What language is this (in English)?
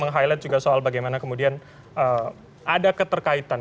Indonesian